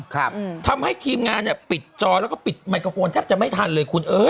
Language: Thai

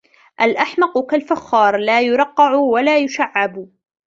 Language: Arabic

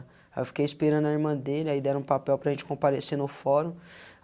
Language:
Portuguese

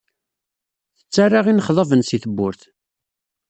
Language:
Kabyle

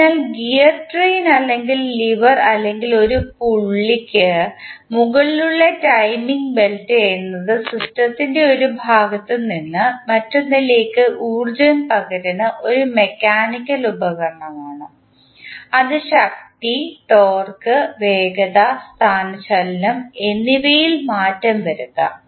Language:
Malayalam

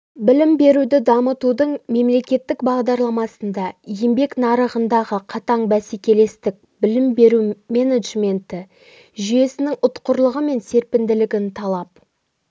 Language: Kazakh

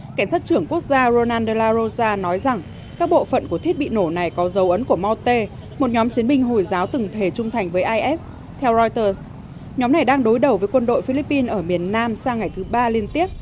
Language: Vietnamese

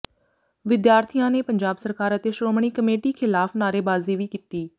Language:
Punjabi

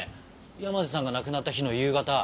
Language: Japanese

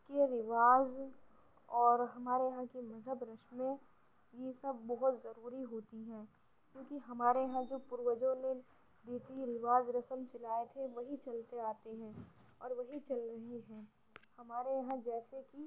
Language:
Urdu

